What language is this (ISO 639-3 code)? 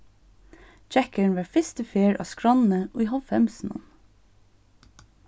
fao